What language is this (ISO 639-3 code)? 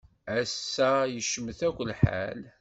kab